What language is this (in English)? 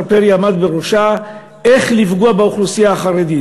Hebrew